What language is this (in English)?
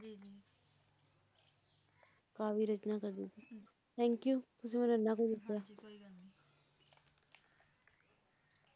Punjabi